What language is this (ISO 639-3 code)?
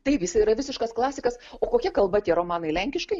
lit